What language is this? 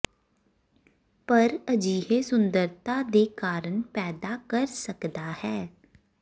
Punjabi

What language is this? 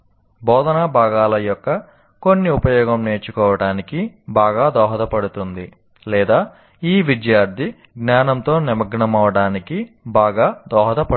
Telugu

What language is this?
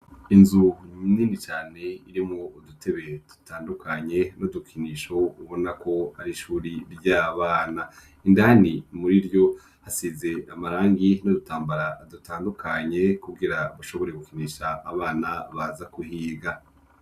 Rundi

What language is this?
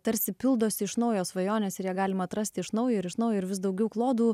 Lithuanian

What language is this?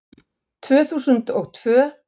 Icelandic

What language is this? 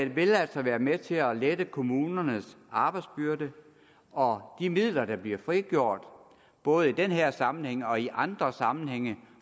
Danish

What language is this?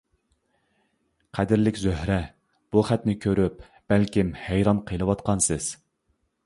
Uyghur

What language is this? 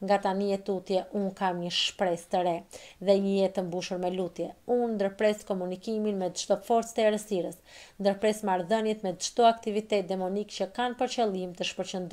Romanian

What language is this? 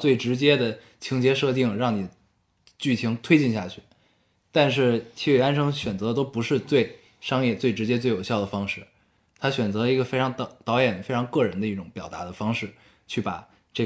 Chinese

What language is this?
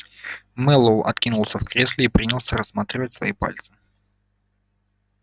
Russian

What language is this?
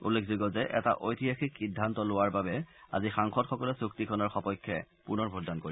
Assamese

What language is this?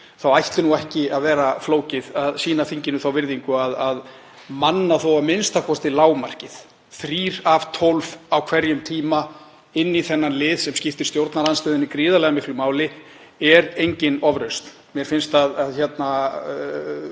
Icelandic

